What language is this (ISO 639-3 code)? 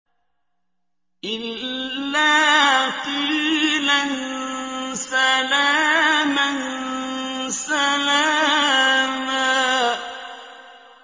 ara